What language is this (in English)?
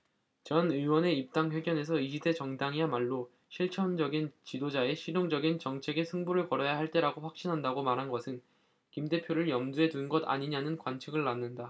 Korean